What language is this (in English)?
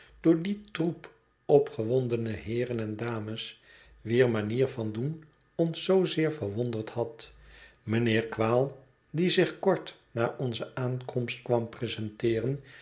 Dutch